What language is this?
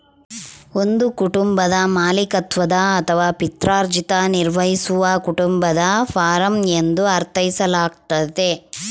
Kannada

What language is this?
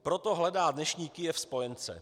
Czech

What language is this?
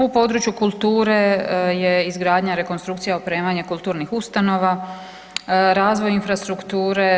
Croatian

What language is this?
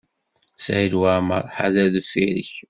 Kabyle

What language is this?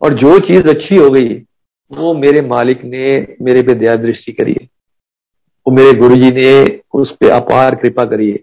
Hindi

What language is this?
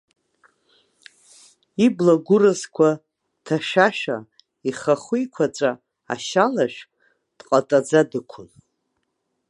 Abkhazian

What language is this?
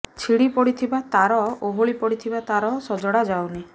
Odia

